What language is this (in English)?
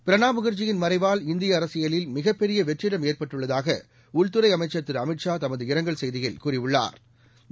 Tamil